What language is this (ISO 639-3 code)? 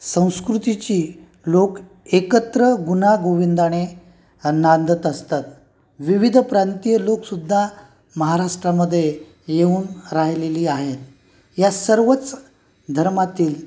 mar